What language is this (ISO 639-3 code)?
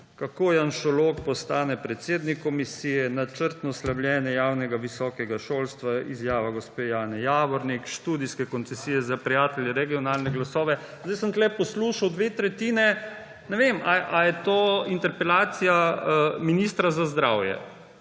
slv